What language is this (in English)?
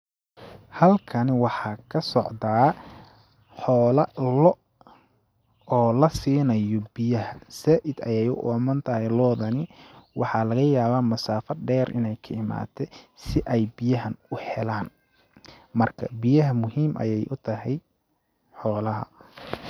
Somali